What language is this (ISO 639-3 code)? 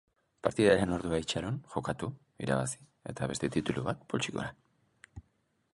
eus